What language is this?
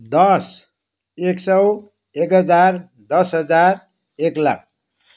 Nepali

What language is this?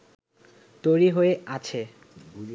Bangla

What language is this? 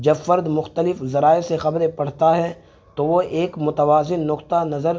Urdu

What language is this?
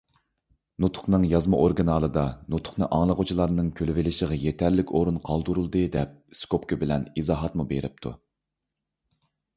Uyghur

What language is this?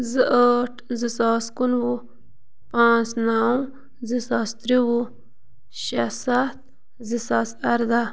Kashmiri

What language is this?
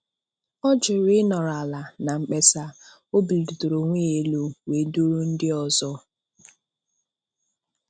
Igbo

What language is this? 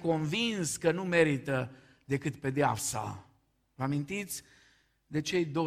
Romanian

